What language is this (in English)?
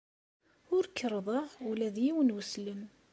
Kabyle